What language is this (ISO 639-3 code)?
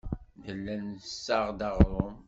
kab